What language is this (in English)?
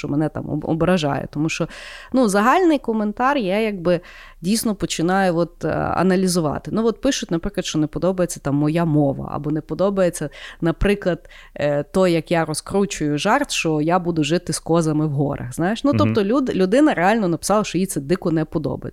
Ukrainian